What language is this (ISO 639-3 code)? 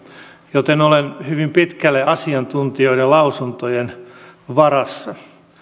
fin